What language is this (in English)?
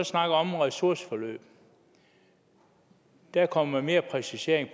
Danish